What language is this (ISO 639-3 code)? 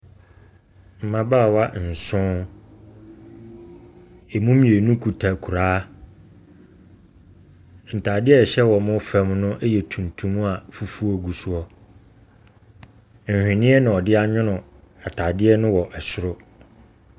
aka